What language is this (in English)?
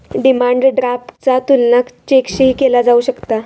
Marathi